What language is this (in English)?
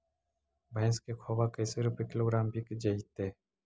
Magahi